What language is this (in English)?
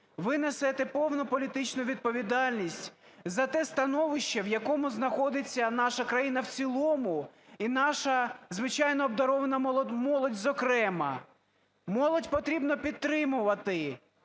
Ukrainian